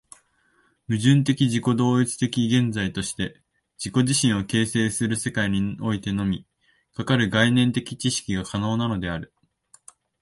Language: Japanese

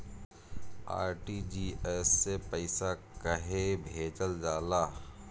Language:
Bhojpuri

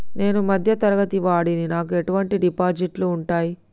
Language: Telugu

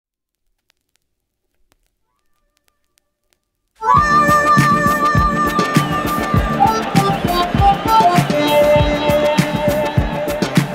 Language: Bulgarian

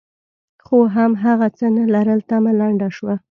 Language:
Pashto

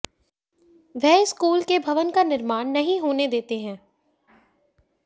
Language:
Hindi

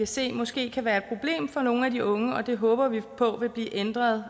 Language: Danish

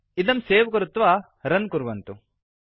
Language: Sanskrit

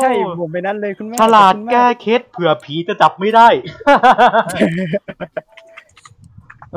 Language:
Thai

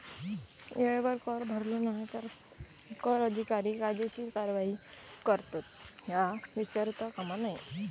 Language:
Marathi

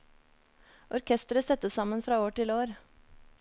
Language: Norwegian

